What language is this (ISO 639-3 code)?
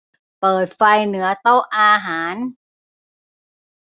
tha